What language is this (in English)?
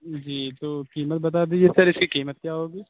Urdu